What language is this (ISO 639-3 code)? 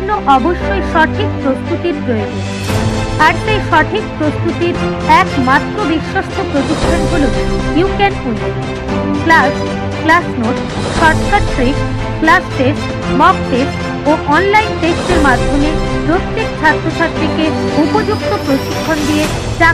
hin